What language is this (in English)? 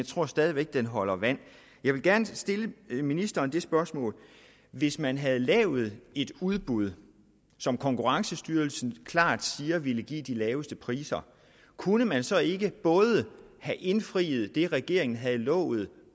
Danish